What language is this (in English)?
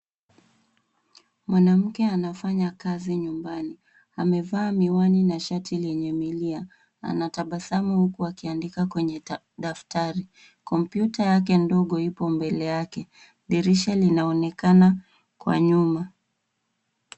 Swahili